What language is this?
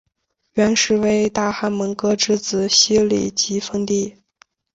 Chinese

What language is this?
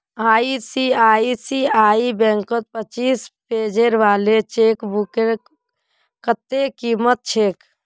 Magahi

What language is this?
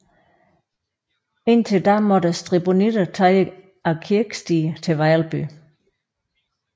Danish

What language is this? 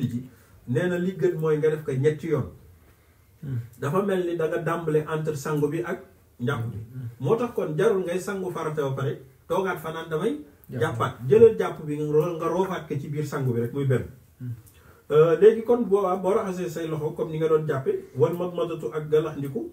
Arabic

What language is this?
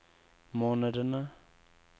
Norwegian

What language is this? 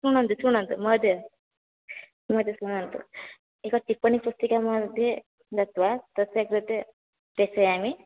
Sanskrit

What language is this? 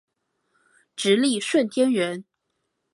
Chinese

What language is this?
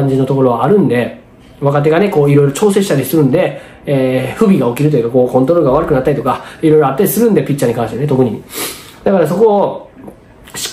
Japanese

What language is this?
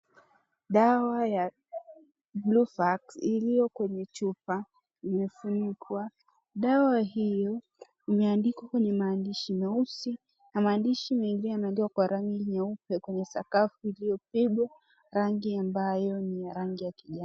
Swahili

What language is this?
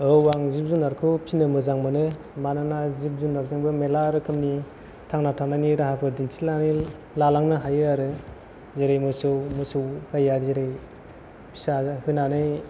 Bodo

